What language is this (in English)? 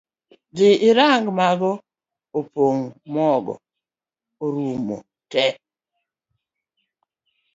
Luo (Kenya and Tanzania)